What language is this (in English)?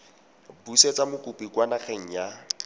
Tswana